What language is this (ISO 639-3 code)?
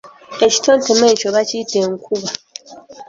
lug